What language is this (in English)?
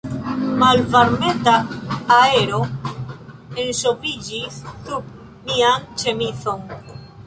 Esperanto